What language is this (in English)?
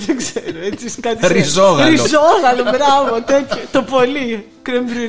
Greek